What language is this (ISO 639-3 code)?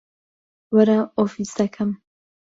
ckb